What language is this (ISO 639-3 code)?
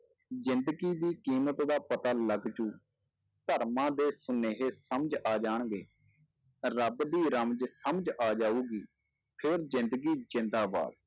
pan